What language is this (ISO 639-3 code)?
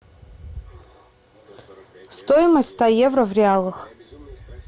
rus